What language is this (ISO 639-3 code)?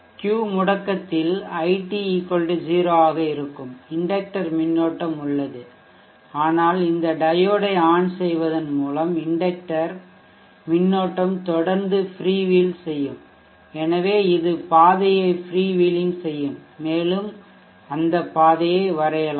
tam